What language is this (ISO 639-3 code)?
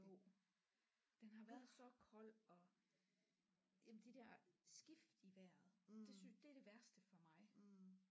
dan